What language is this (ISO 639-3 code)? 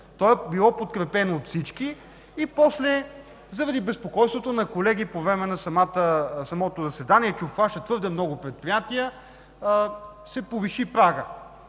bul